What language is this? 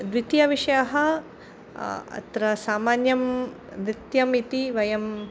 Sanskrit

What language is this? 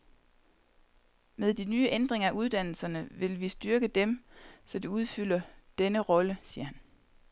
Danish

